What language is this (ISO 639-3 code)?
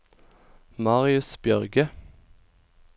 nor